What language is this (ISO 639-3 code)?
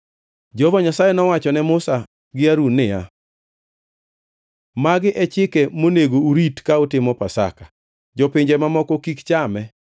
luo